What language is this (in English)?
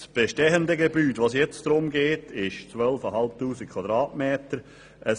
Swiss German